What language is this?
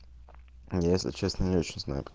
Russian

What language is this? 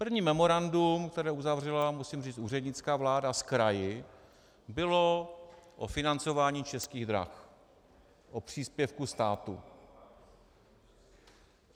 Czech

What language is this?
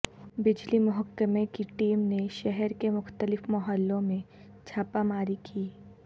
Urdu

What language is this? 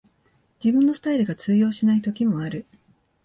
Japanese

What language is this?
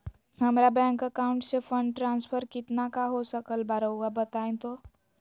Magahi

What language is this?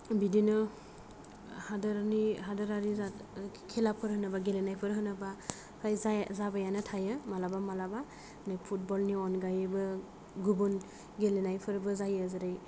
Bodo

